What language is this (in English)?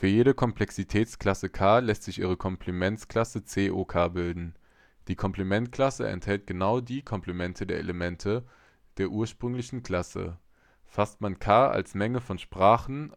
German